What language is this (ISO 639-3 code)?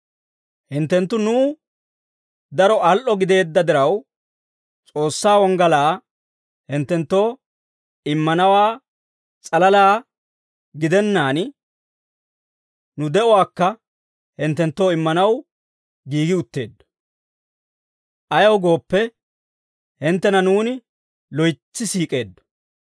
dwr